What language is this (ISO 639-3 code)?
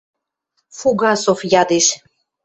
mrj